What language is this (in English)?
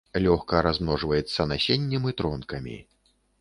Belarusian